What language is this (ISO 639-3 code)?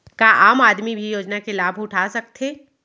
hne